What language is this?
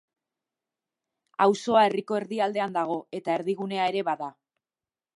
Basque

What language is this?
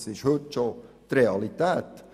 Swiss German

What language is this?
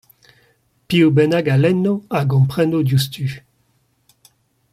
Breton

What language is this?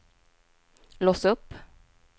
Swedish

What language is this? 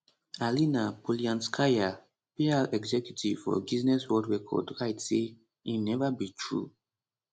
Nigerian Pidgin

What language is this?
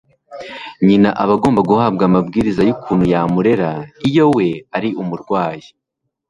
Kinyarwanda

